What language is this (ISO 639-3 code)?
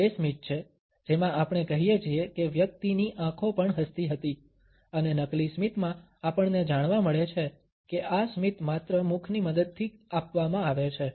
guj